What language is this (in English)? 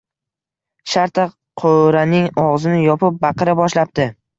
Uzbek